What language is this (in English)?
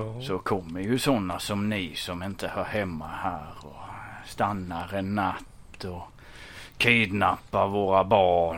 Swedish